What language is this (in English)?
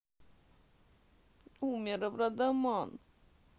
Russian